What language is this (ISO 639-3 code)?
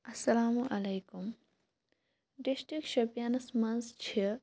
kas